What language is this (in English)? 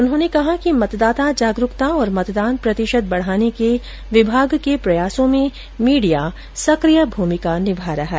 Hindi